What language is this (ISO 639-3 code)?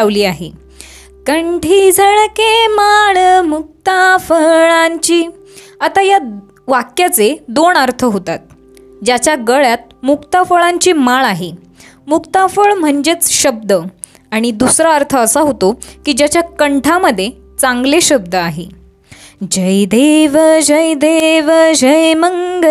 mar